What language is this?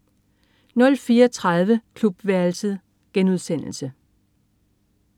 Danish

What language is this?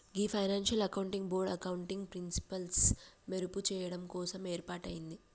Telugu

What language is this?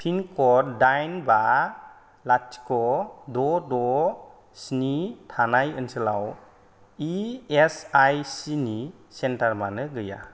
Bodo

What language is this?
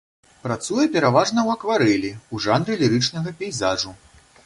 Belarusian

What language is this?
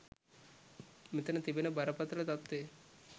Sinhala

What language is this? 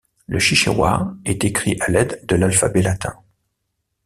French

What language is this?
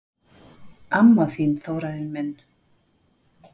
Icelandic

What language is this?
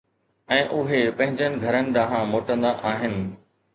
Sindhi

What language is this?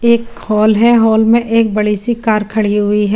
Hindi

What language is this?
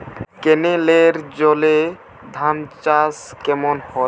Bangla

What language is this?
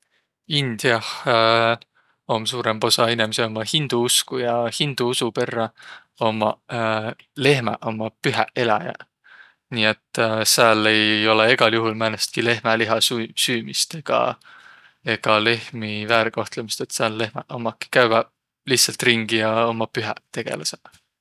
Võro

